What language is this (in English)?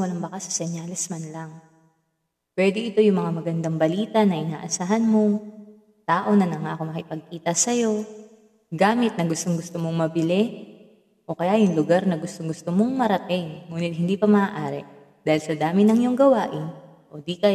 Filipino